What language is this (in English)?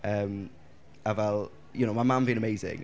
Welsh